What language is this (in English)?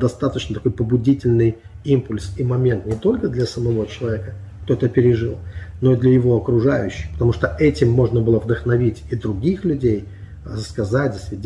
Russian